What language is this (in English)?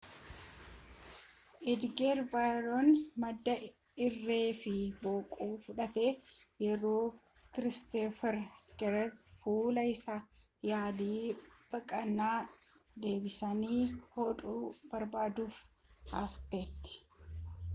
Oromo